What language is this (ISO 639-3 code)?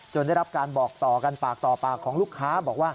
tha